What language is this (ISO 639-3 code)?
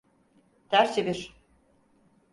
tur